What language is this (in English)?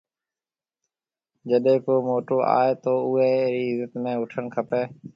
Marwari (Pakistan)